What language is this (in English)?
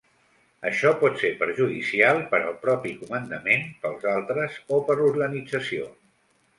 Catalan